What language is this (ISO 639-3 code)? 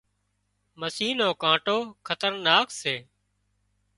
kxp